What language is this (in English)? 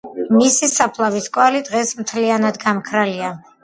Georgian